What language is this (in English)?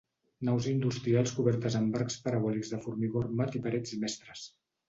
Catalan